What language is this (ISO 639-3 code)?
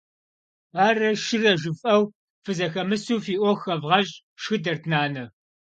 kbd